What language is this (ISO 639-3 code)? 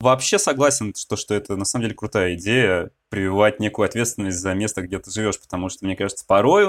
rus